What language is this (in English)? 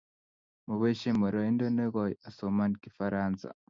Kalenjin